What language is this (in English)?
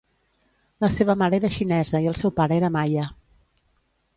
Catalan